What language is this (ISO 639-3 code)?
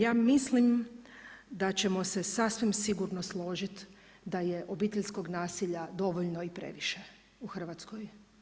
hrv